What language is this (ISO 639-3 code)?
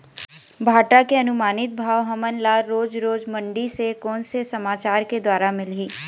hne